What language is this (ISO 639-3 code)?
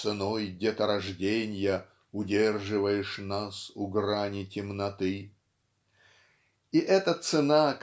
rus